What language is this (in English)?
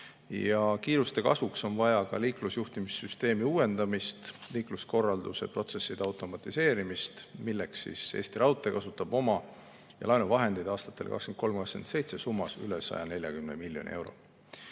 Estonian